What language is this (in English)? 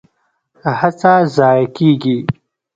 Pashto